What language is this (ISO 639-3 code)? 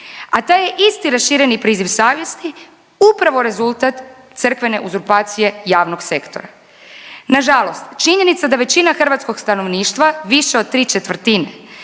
hrv